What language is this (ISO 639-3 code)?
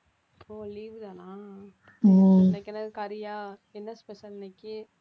tam